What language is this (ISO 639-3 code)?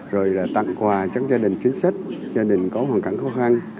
vie